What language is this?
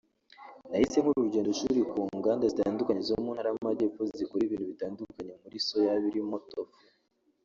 Kinyarwanda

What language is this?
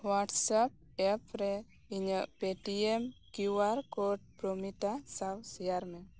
Santali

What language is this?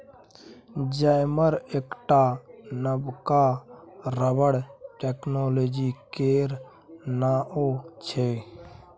Maithili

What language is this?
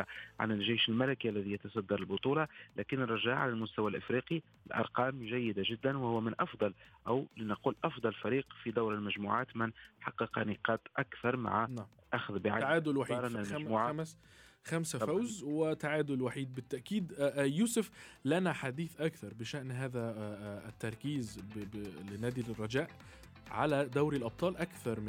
Arabic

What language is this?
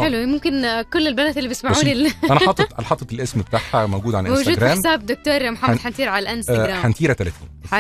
Arabic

